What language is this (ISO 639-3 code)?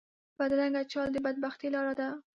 pus